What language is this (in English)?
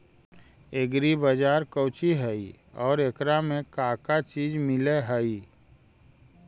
Magahi